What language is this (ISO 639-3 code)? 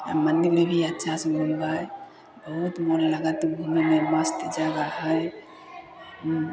mai